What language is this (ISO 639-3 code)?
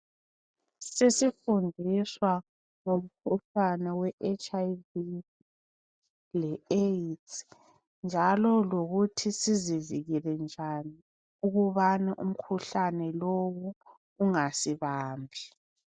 nde